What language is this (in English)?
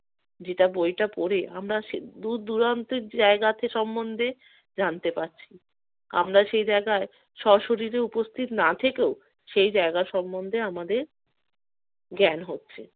Bangla